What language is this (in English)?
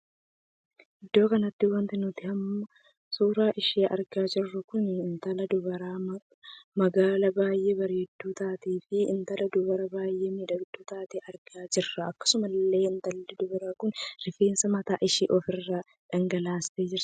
Oromo